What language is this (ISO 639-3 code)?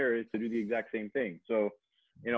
ind